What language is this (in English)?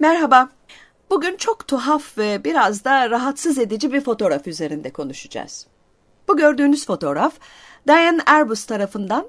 Turkish